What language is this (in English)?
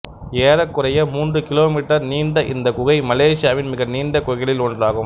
Tamil